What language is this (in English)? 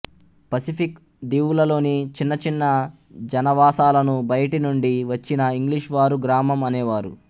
Telugu